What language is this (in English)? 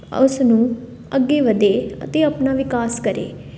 Punjabi